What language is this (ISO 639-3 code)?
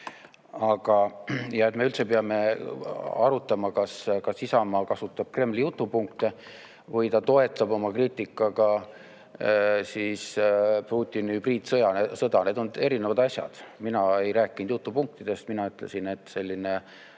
est